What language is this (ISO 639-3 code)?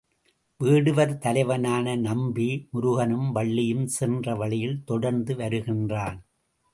tam